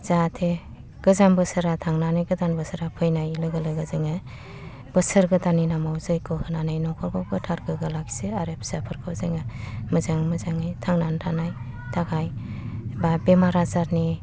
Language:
Bodo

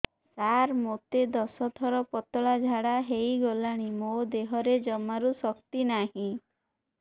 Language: Odia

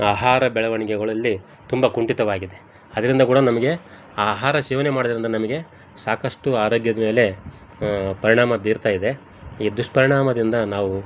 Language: Kannada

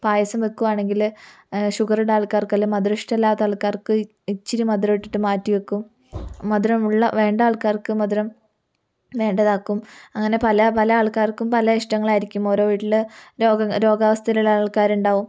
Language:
Malayalam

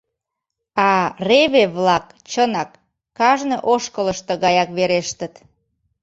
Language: Mari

